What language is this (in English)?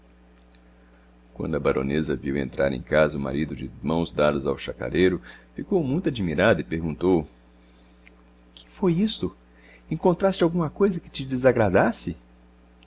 Portuguese